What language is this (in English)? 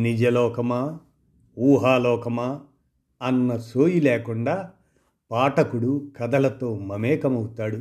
Telugu